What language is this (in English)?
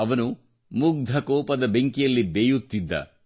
Kannada